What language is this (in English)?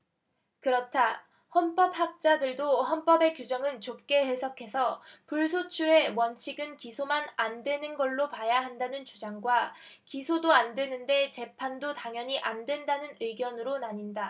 Korean